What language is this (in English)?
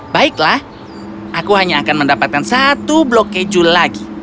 Indonesian